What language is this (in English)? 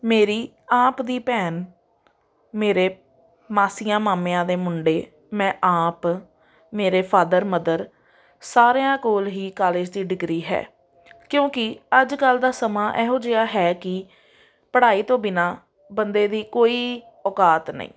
Punjabi